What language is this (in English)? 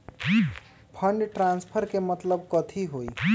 Magahi